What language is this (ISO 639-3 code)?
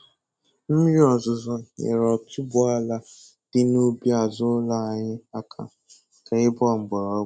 ibo